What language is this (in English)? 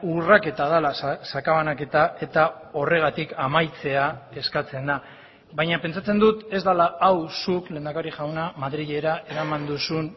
Basque